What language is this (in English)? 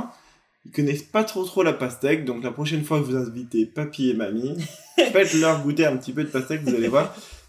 French